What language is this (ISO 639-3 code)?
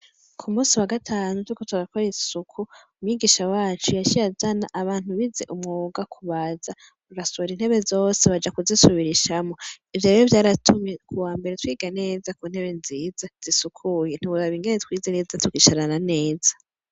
run